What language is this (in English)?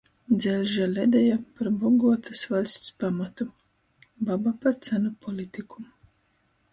Latgalian